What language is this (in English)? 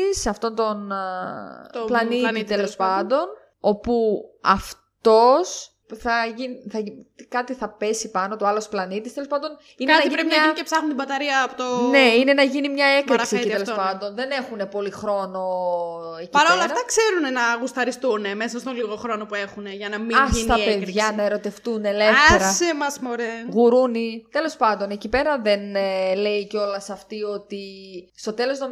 Greek